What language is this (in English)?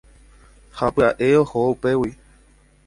Guarani